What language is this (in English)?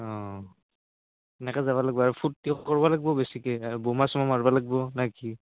Assamese